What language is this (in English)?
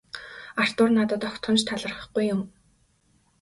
Mongolian